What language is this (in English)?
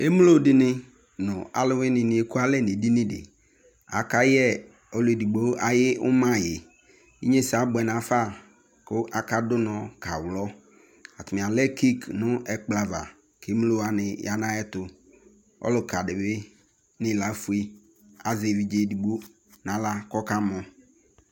Ikposo